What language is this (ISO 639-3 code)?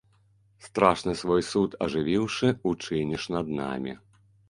bel